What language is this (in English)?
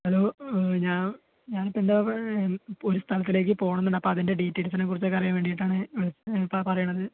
Malayalam